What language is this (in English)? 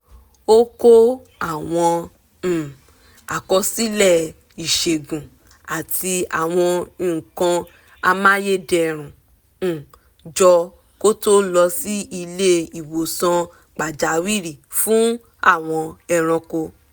Yoruba